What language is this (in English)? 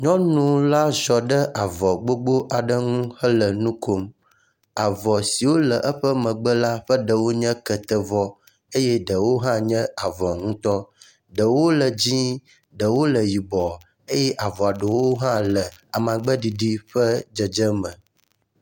Ewe